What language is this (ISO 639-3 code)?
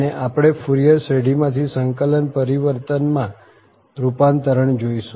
guj